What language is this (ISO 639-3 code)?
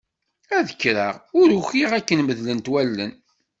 kab